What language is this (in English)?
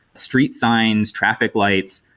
English